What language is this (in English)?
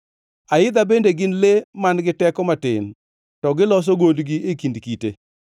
Luo (Kenya and Tanzania)